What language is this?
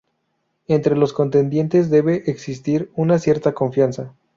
Spanish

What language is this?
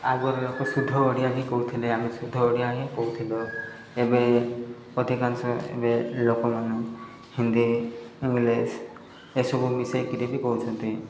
Odia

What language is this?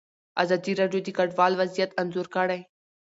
Pashto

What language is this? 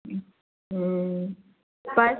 Maithili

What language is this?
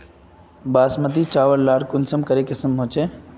Magahi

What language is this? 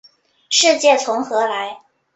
Chinese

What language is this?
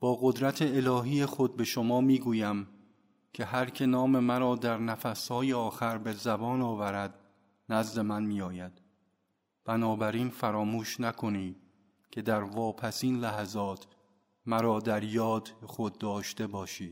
Persian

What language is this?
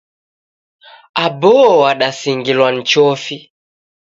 Taita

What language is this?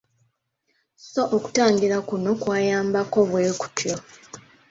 Ganda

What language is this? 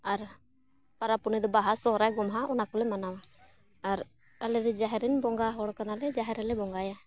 Santali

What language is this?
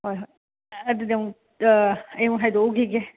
Manipuri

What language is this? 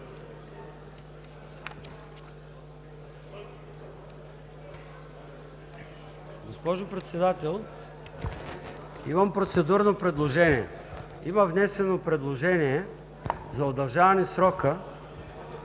Bulgarian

